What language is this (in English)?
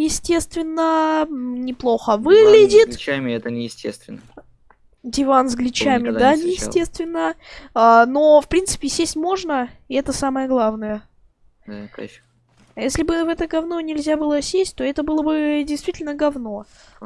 Russian